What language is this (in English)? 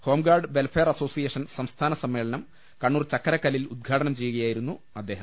Malayalam